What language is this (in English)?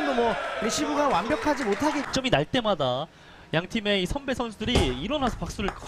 Korean